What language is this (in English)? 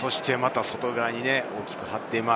Japanese